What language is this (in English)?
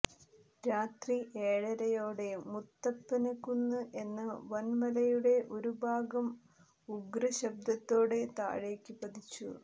Malayalam